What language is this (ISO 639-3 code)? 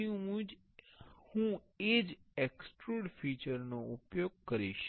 guj